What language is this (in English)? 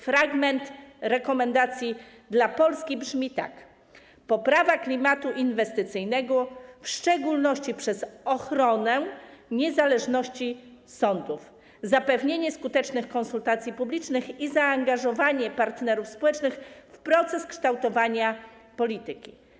Polish